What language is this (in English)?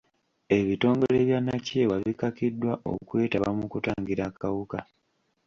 Ganda